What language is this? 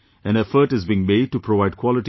English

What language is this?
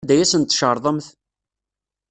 Kabyle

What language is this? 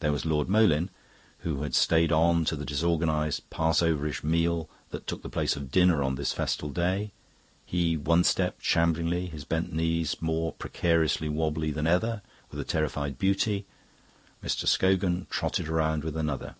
English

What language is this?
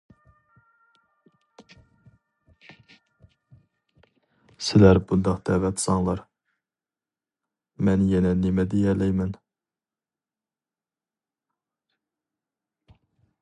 Uyghur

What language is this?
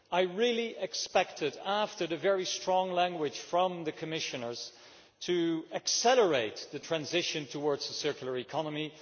English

